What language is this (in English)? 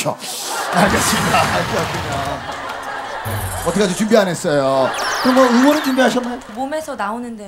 Korean